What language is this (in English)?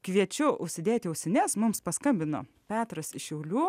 Lithuanian